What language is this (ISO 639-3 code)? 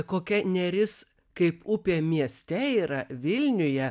lit